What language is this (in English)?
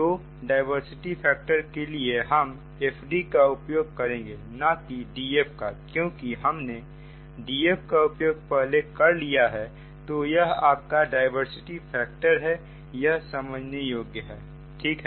Hindi